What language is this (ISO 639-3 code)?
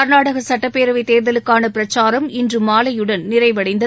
tam